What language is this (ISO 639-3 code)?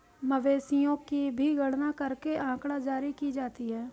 hin